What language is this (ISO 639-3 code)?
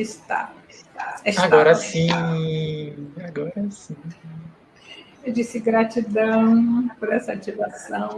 por